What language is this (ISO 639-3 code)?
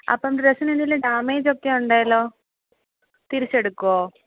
mal